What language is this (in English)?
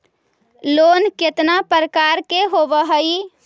Magahi